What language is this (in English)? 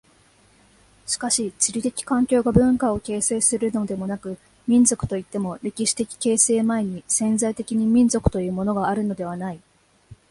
Japanese